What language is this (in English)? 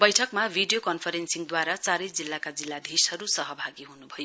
Nepali